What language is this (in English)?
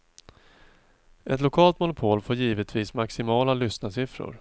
Swedish